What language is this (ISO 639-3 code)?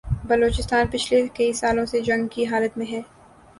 urd